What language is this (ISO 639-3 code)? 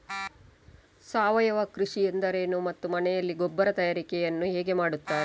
kan